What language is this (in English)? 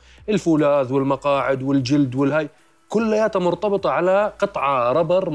Arabic